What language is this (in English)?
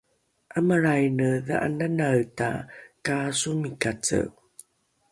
Rukai